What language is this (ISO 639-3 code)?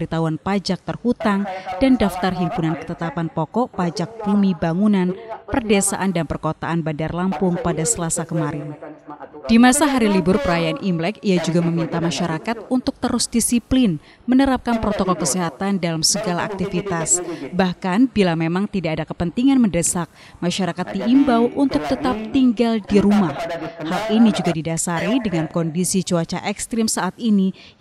ind